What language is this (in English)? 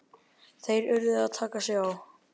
Icelandic